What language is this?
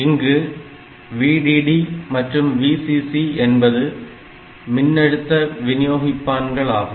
Tamil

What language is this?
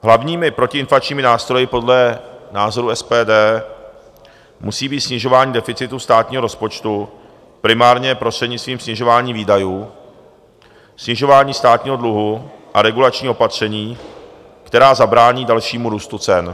Czech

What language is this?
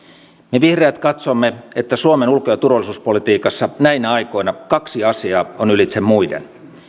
Finnish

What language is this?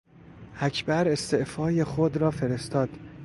Persian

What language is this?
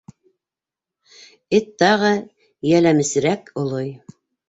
Bashkir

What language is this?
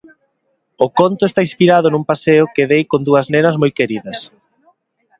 Galician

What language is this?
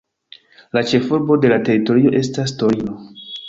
Esperanto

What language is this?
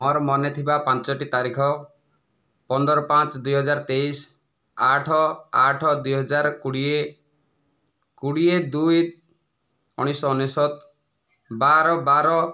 Odia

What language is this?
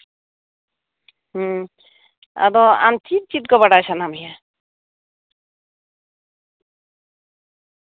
Santali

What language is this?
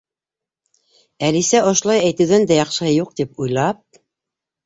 Bashkir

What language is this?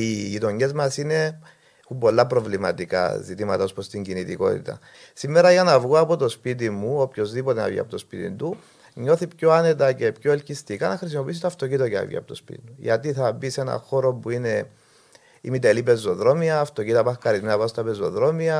Greek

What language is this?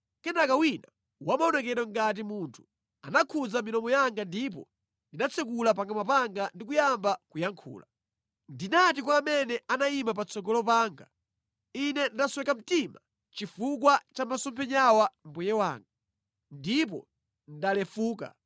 Nyanja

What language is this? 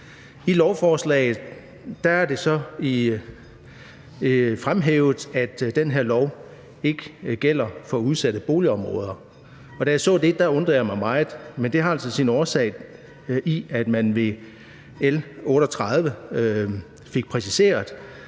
Danish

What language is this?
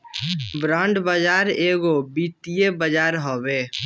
Bhojpuri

